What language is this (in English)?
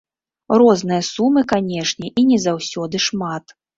Belarusian